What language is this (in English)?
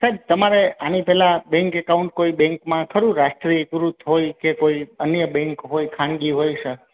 Gujarati